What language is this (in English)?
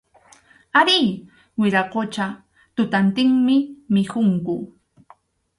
Arequipa-La Unión Quechua